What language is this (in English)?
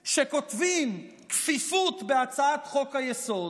Hebrew